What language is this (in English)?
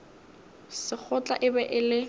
Northern Sotho